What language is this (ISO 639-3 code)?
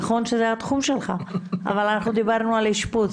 heb